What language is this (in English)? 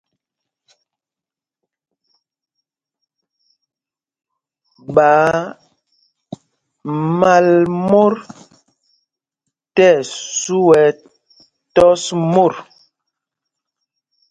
Mpumpong